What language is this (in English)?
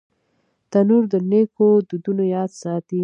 Pashto